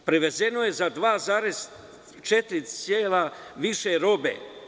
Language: Serbian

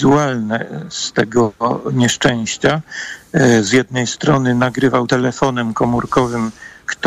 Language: Polish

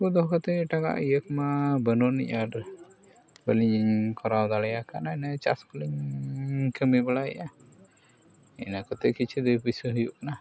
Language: Santali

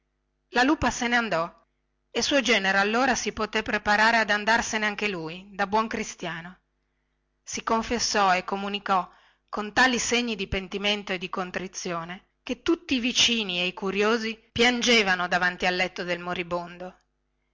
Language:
Italian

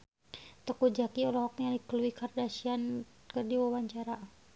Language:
Sundanese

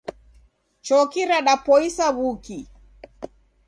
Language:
Taita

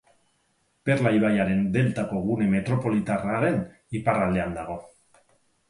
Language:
Basque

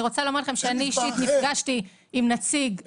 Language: Hebrew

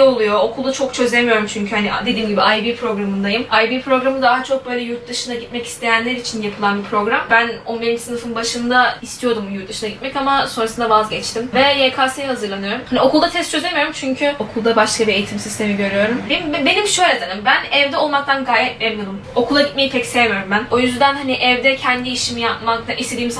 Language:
Turkish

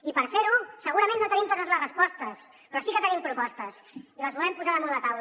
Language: Catalan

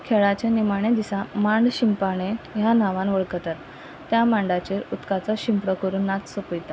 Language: Konkani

